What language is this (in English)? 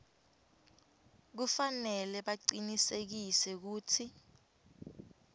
Swati